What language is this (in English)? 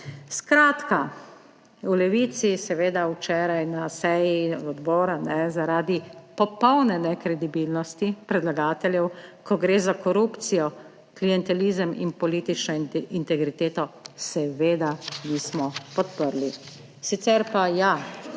Slovenian